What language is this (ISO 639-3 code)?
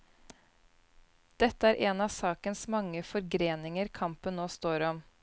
nor